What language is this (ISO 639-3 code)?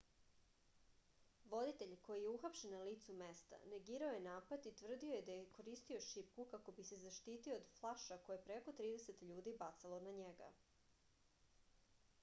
srp